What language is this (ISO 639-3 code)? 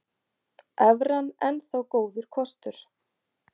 isl